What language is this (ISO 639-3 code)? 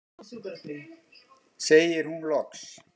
isl